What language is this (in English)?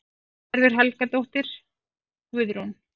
Icelandic